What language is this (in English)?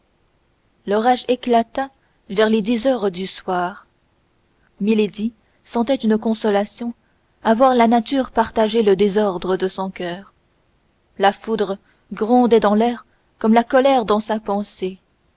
French